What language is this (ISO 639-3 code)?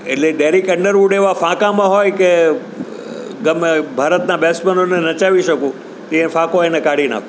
guj